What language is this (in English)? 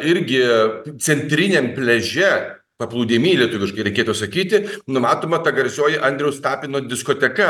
Lithuanian